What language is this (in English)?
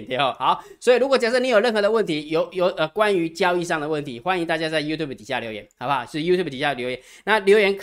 Chinese